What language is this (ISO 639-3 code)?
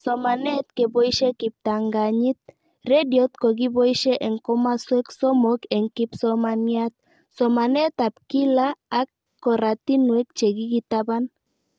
kln